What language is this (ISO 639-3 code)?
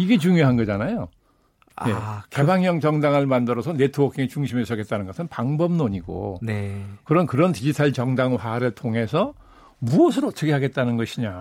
kor